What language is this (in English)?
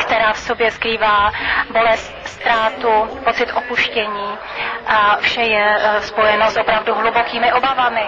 Czech